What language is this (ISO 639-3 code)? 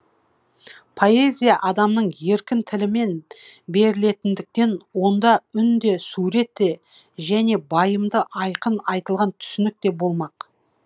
kaz